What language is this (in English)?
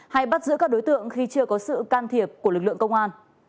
Vietnamese